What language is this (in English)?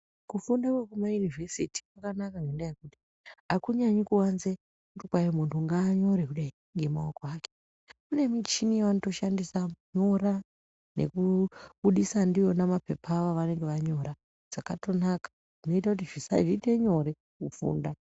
Ndau